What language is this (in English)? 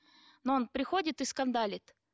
Kazakh